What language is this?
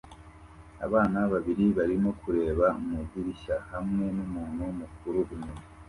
Kinyarwanda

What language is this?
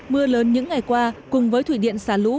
Vietnamese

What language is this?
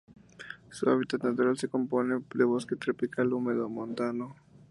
Spanish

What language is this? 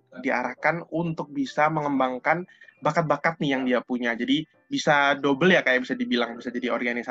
Indonesian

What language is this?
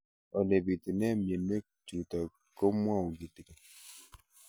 Kalenjin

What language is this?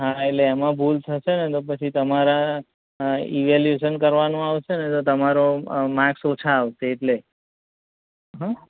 Gujarati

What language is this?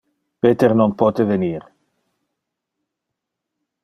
Interlingua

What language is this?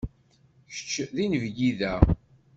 Kabyle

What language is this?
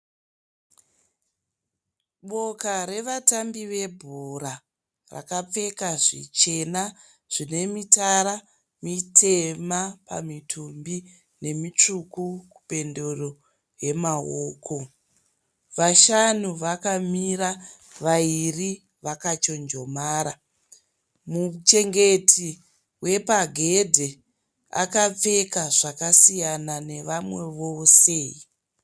Shona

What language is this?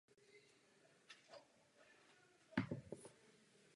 Czech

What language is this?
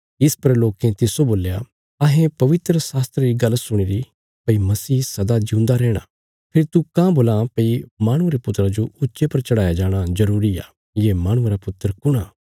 Bilaspuri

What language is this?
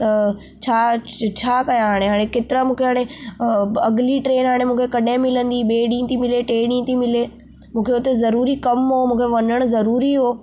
Sindhi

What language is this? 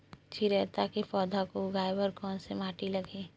Chhattisgarhi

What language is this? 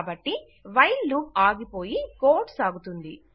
Telugu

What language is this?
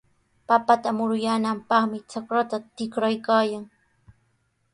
Sihuas Ancash Quechua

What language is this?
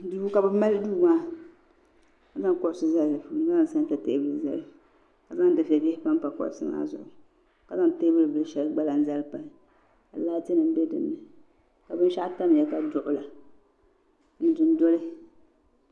Dagbani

